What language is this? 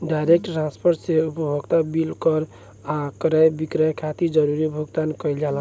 Bhojpuri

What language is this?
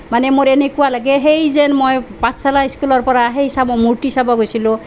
Assamese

